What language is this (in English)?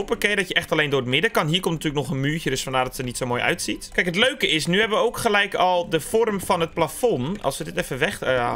Dutch